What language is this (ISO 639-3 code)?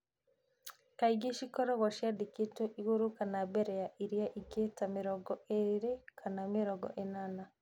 kik